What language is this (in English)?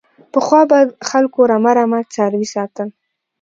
Pashto